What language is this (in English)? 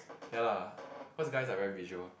English